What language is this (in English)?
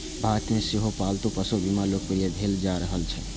Maithili